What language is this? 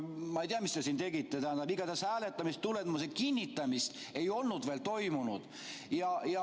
Estonian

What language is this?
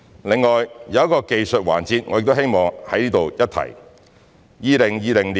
Cantonese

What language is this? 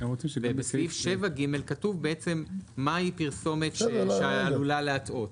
Hebrew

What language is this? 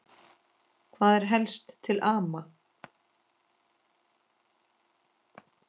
Icelandic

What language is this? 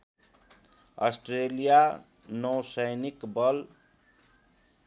Nepali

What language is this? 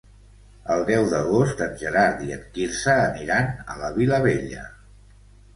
Catalan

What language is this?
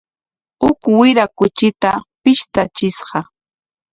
Corongo Ancash Quechua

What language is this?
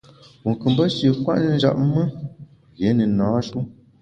Bamun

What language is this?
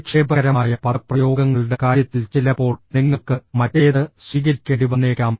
Malayalam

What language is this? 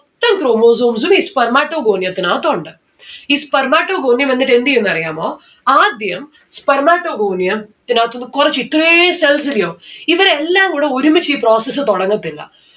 Malayalam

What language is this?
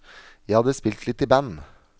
Norwegian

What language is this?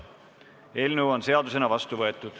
Estonian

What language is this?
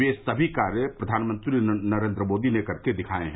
Hindi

